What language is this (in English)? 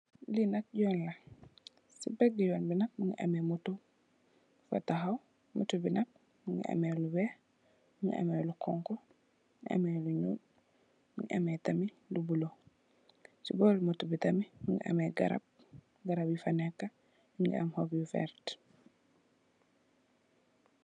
Wolof